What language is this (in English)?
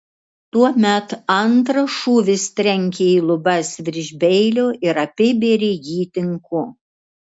Lithuanian